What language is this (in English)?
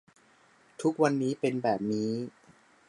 Thai